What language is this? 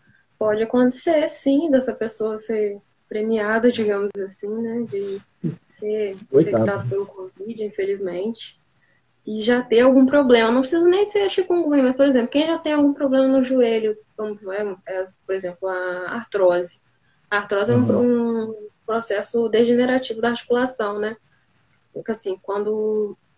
Portuguese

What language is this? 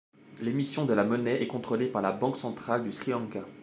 French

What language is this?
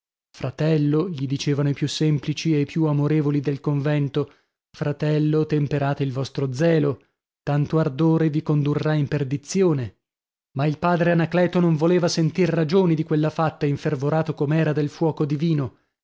Italian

